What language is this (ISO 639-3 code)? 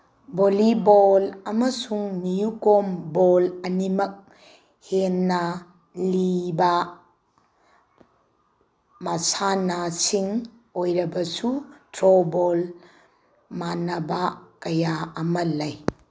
mni